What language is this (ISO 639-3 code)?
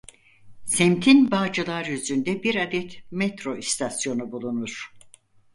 tur